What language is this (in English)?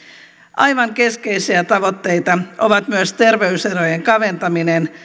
Finnish